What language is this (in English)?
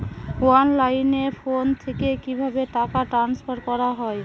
Bangla